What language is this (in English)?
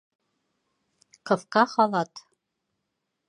Bashkir